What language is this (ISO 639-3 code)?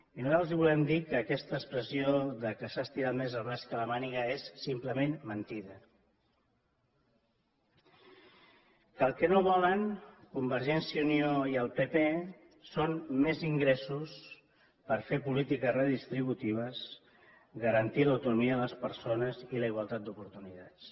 cat